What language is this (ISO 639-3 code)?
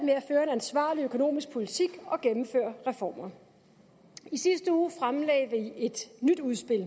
dan